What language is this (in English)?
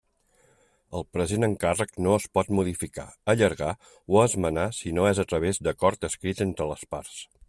Catalan